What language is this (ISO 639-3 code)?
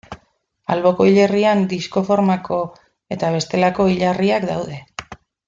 eus